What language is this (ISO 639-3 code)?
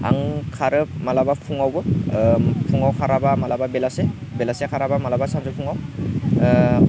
brx